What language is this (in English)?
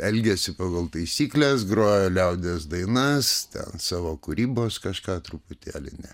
Lithuanian